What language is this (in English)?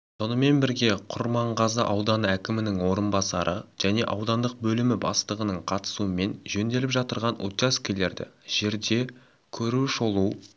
Kazakh